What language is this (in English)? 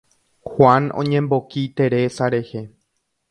Guarani